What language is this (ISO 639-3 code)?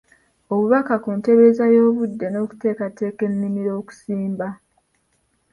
lug